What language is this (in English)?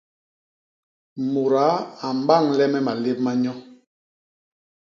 Basaa